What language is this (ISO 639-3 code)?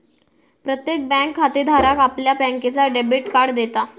mar